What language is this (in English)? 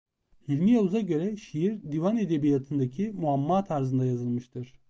Turkish